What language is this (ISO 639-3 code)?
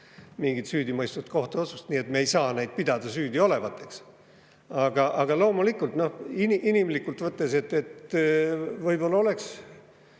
est